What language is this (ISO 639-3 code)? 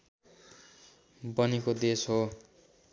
nep